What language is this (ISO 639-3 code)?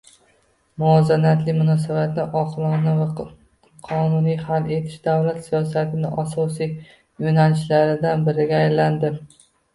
uzb